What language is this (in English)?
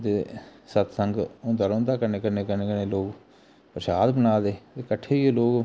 Dogri